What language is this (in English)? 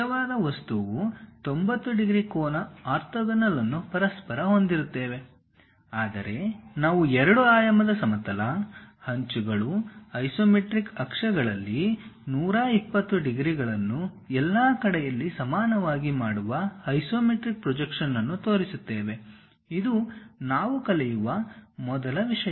Kannada